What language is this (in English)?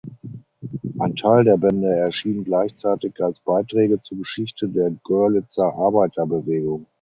German